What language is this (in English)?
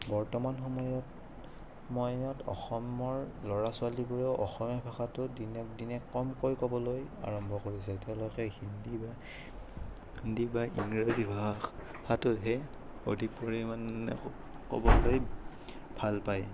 Assamese